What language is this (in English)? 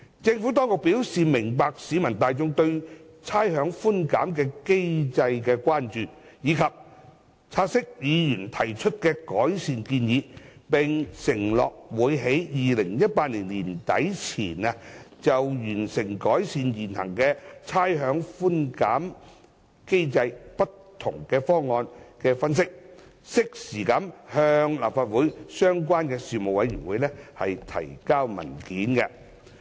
Cantonese